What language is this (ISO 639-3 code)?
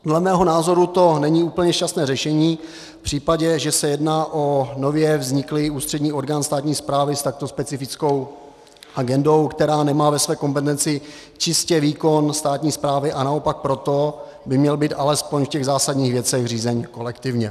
ces